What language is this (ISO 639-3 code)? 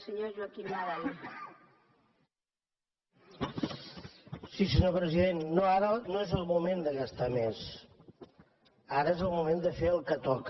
cat